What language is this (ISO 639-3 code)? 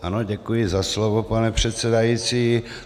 ces